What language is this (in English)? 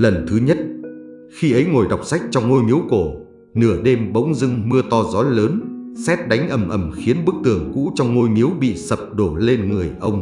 Vietnamese